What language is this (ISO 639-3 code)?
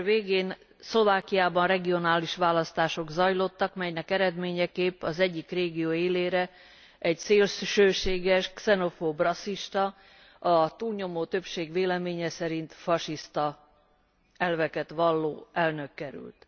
hun